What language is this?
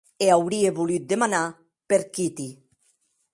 Occitan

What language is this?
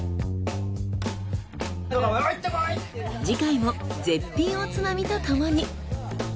Japanese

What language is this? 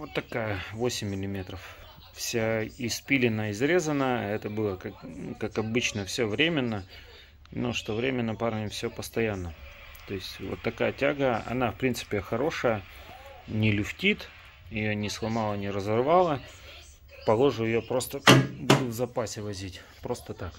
Russian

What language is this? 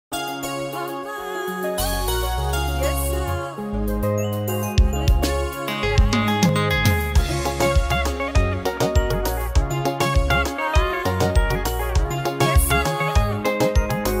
Vietnamese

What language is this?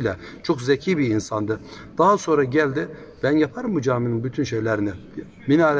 Turkish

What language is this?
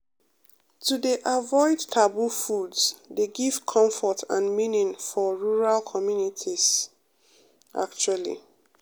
Nigerian Pidgin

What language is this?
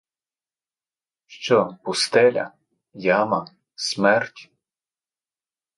Ukrainian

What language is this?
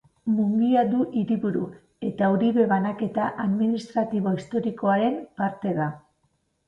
Basque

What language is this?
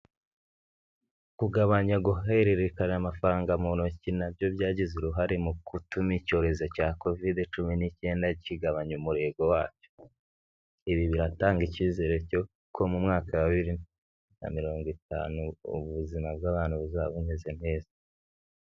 Kinyarwanda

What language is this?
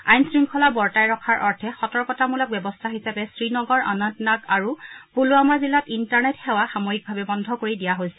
Assamese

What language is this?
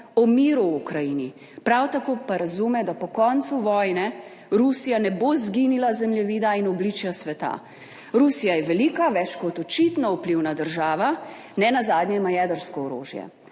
Slovenian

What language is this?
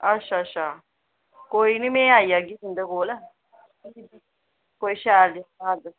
Dogri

